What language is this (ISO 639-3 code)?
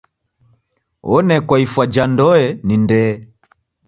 dav